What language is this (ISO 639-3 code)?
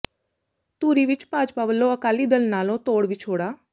pan